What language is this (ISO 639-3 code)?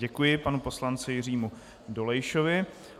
ces